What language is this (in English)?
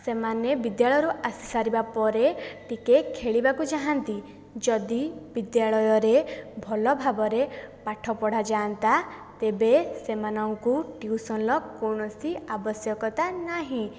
Odia